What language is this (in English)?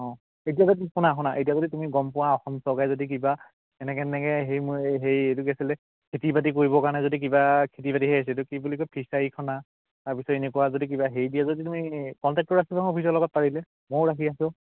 Assamese